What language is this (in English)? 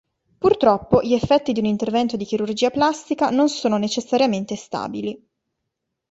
Italian